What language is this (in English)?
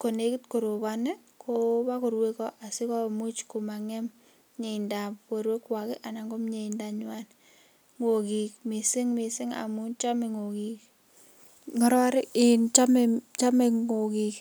Kalenjin